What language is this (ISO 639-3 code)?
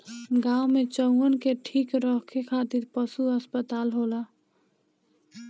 bho